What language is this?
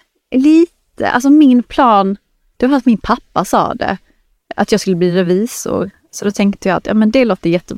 Swedish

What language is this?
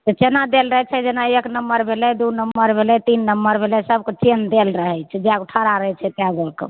Maithili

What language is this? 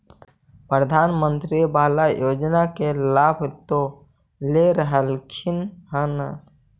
Magahi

